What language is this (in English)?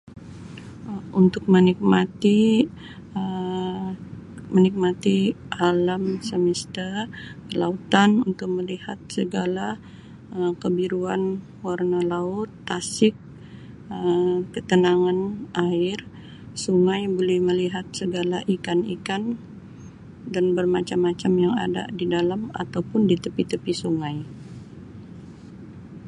Sabah Malay